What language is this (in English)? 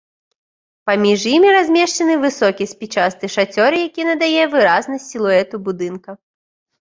Belarusian